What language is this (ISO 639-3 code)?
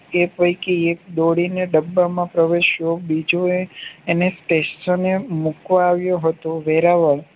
guj